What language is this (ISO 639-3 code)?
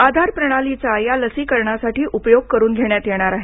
mar